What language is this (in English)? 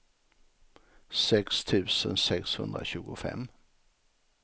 Swedish